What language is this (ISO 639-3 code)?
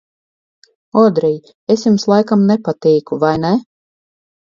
lav